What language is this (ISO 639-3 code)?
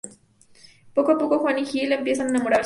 spa